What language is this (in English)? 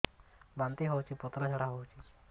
Odia